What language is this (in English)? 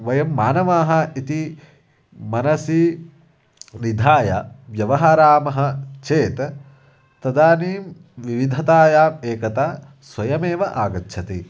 Sanskrit